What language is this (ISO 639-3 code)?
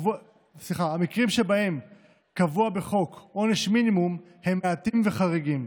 heb